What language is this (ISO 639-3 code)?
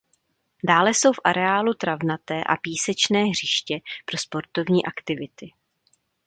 ces